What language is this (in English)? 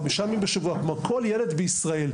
Hebrew